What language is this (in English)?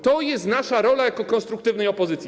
Polish